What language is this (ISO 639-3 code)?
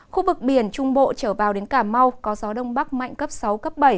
vie